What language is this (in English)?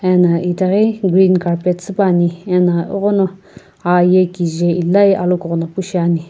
Sumi Naga